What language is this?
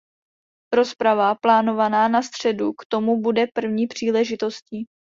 Czech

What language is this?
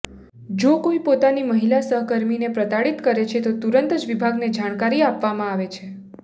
Gujarati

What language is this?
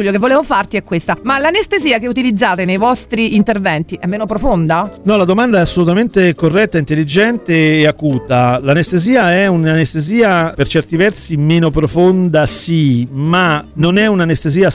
Italian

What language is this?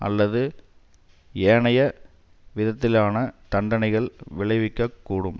Tamil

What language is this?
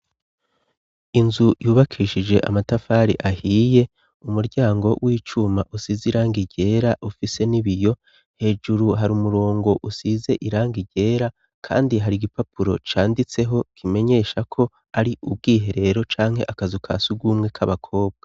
Rundi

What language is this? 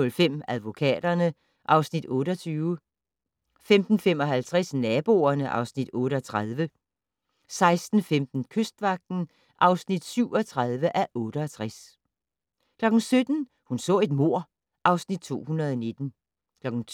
Danish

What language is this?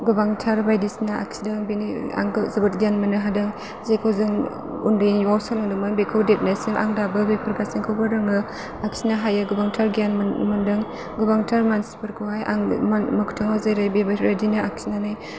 Bodo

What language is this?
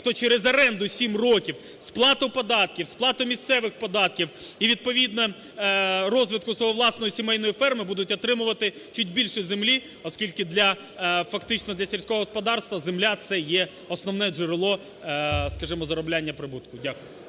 Ukrainian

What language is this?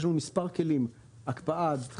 Hebrew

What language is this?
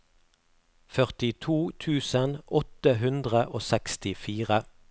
Norwegian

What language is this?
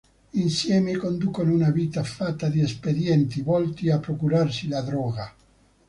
Italian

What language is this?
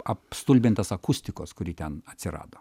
Lithuanian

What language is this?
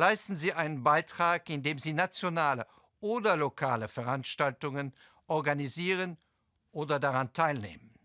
German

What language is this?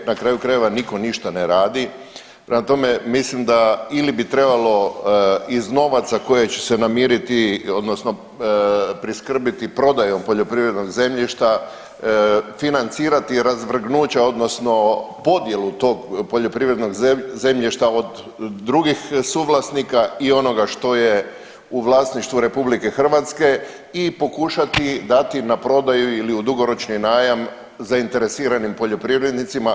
Croatian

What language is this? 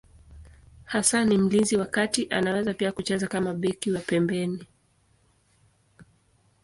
Swahili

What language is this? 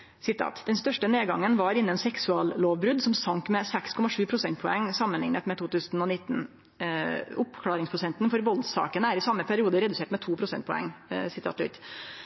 Norwegian Nynorsk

